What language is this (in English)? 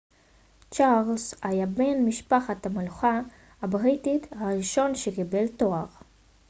Hebrew